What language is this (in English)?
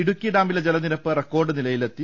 Malayalam